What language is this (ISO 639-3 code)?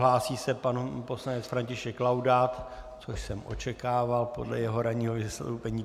ces